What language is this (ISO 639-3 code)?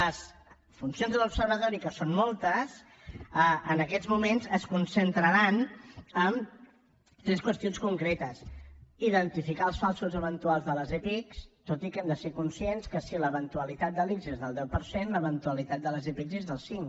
cat